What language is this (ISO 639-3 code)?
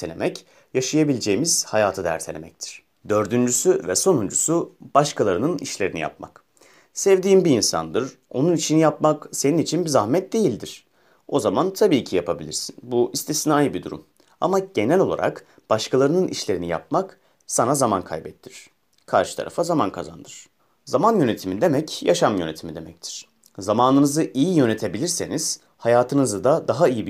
tur